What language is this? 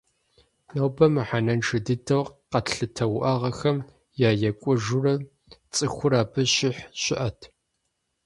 Kabardian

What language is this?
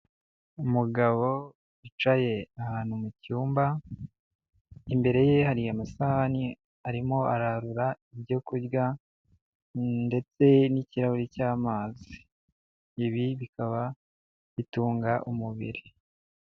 Kinyarwanda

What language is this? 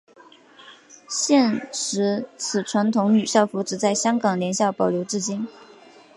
Chinese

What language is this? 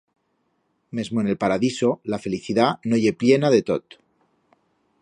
Aragonese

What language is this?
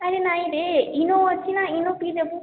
Odia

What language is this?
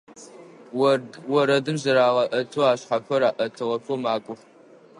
Adyghe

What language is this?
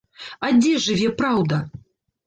Belarusian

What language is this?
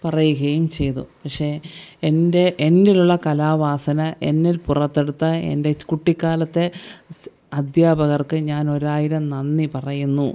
Malayalam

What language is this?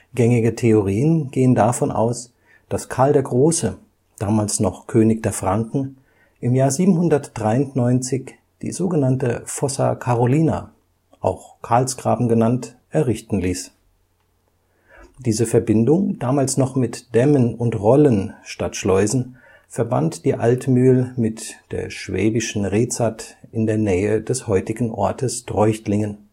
German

